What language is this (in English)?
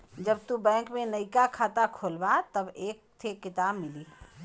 Bhojpuri